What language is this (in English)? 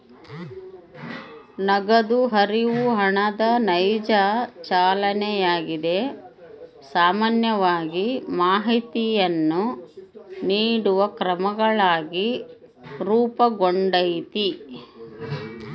Kannada